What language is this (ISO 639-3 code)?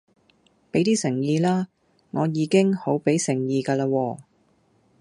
yue